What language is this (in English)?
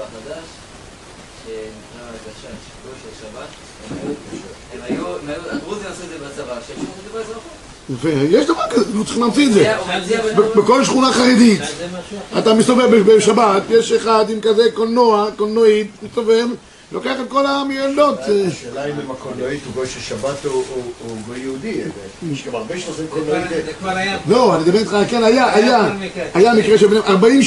Hebrew